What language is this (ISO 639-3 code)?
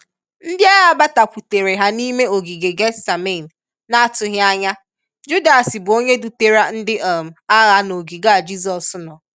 ibo